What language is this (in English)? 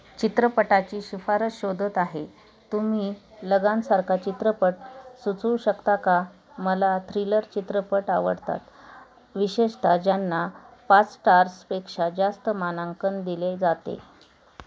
Marathi